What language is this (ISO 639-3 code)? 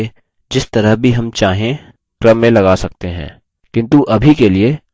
hin